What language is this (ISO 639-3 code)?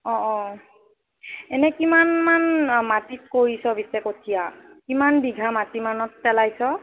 asm